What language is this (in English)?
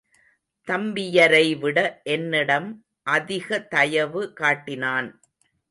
Tamil